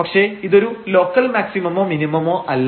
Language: Malayalam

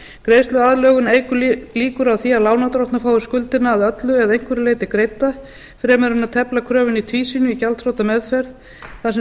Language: Icelandic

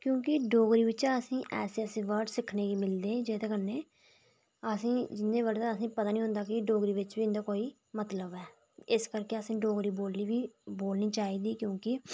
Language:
Dogri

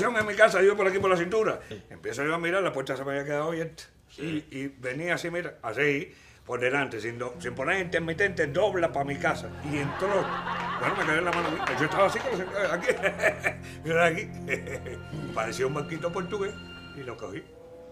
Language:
Spanish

